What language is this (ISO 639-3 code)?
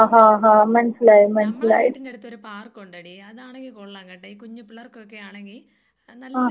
mal